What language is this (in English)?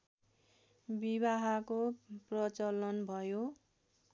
Nepali